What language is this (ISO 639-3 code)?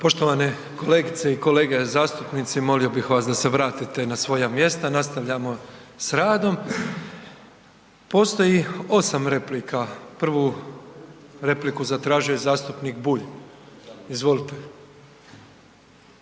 hrv